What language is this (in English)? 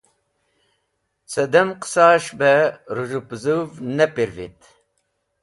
Wakhi